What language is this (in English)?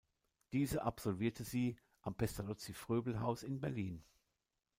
German